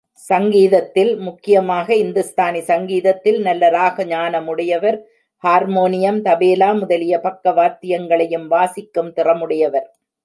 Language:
Tamil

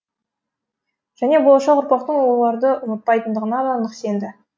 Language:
Kazakh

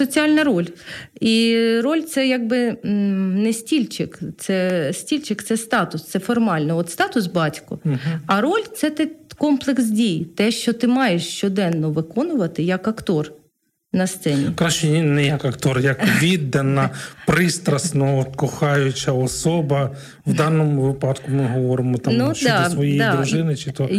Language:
Ukrainian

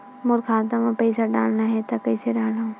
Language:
Chhattisgarhi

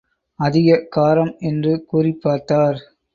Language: Tamil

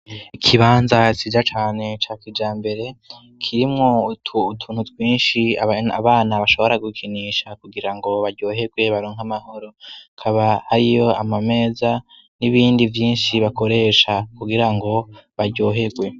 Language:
Rundi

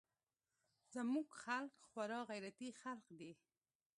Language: Pashto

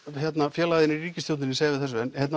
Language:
Icelandic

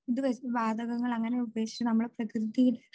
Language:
Malayalam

